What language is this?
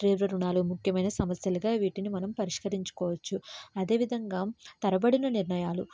Telugu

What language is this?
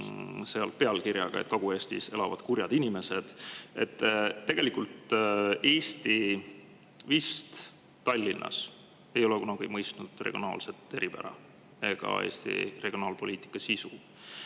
Estonian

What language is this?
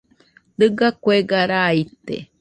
Nüpode Huitoto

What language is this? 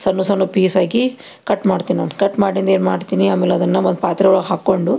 Kannada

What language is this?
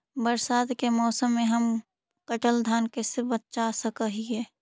Magahi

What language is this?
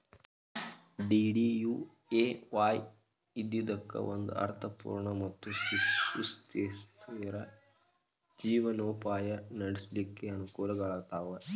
Kannada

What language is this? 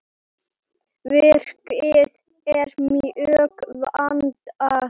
Icelandic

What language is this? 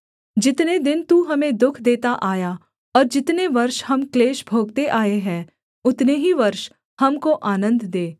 Hindi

